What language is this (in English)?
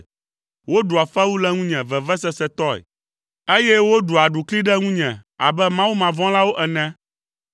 Ewe